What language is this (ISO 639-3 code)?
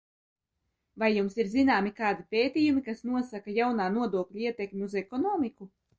lav